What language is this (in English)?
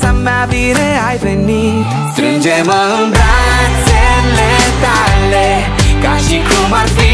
Romanian